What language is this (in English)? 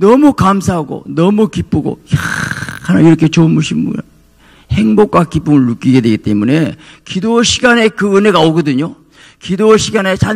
Korean